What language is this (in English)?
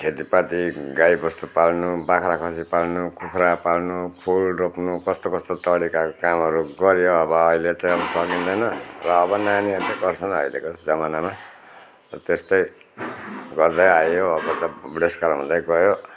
Nepali